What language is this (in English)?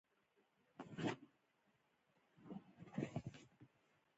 Pashto